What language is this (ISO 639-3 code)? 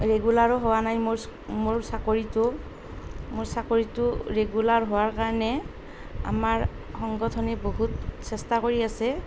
asm